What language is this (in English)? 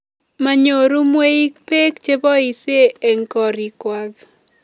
Kalenjin